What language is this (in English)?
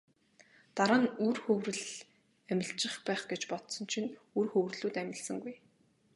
Mongolian